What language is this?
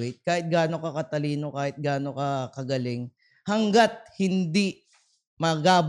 Filipino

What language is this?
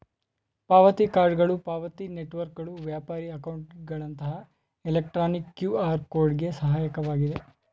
Kannada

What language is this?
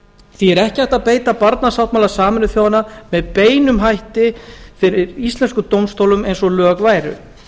Icelandic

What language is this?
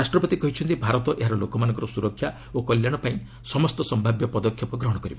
Odia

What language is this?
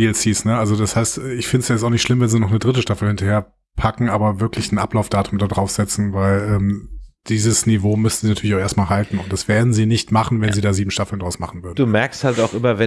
German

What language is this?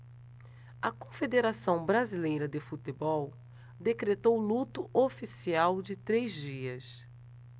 Portuguese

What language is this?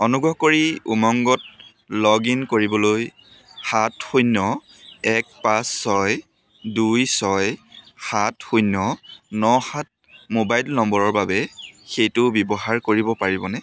Assamese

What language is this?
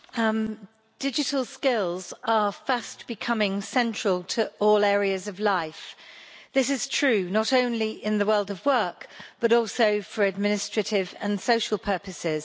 English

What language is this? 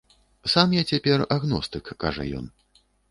Belarusian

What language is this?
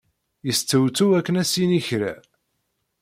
Kabyle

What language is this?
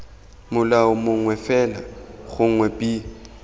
Tswana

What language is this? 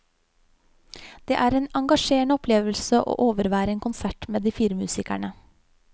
Norwegian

